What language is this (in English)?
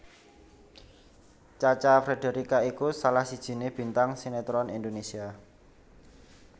Javanese